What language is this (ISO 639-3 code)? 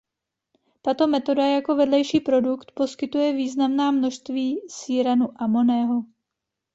ces